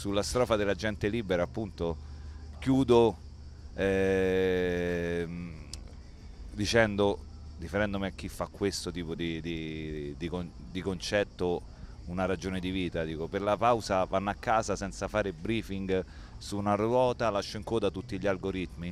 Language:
Italian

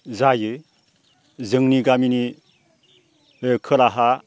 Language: Bodo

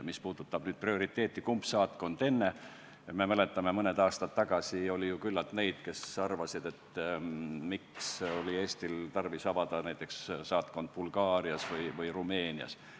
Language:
Estonian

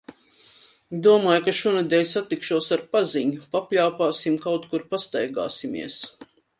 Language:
Latvian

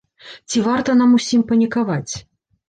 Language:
Belarusian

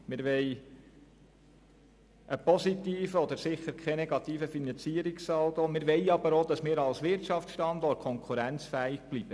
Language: Swiss German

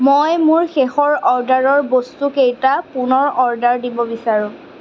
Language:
Assamese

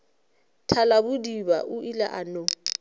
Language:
Northern Sotho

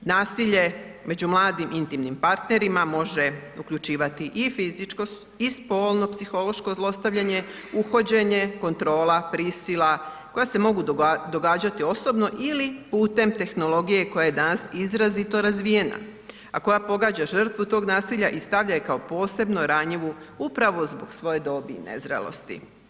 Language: Croatian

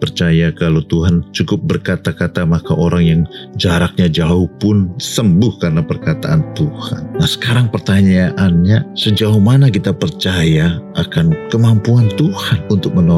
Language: Indonesian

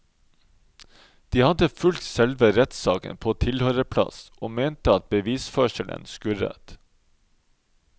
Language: Norwegian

